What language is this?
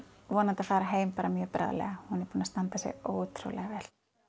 Icelandic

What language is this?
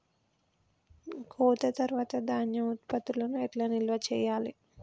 Telugu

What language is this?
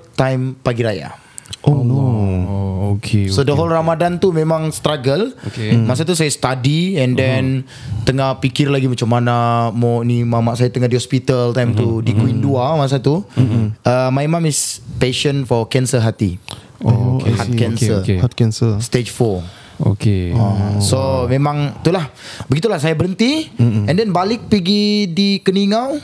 Malay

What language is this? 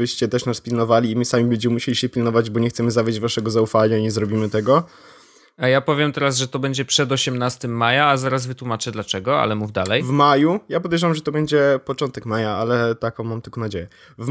Polish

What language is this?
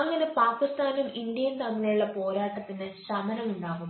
Malayalam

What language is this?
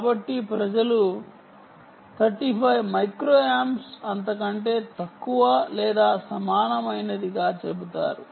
Telugu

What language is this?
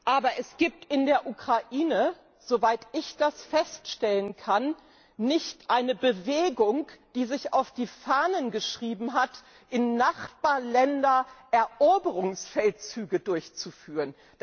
German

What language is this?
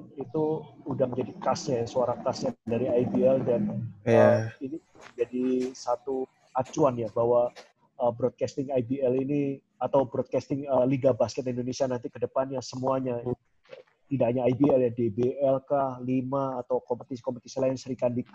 Indonesian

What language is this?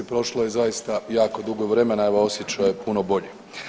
Croatian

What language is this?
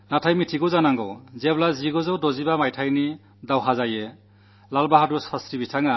Malayalam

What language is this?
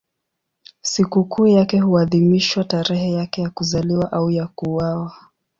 Swahili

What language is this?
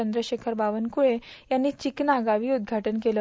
Marathi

